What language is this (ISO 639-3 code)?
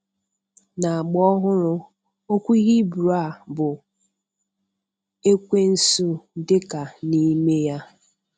ibo